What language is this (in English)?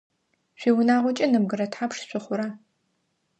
Adyghe